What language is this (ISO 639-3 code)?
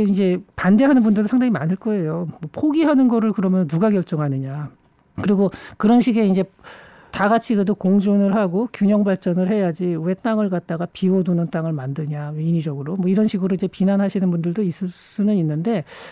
kor